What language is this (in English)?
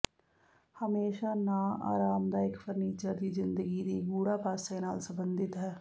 Punjabi